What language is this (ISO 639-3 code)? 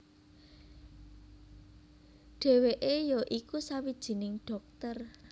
jav